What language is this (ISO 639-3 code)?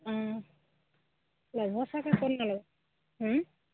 asm